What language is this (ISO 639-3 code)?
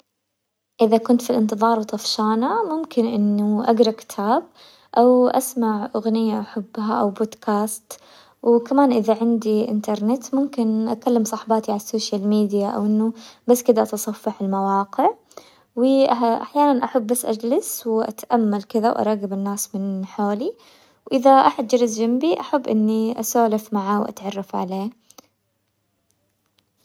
acw